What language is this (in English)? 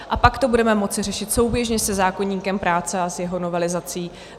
Czech